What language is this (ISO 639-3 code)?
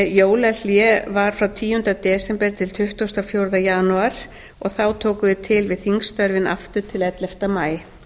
isl